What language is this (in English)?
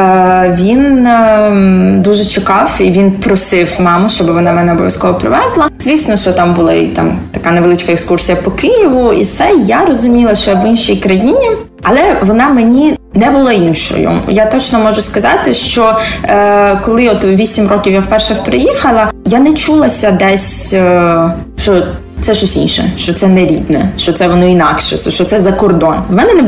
Ukrainian